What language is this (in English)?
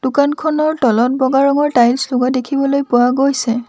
Assamese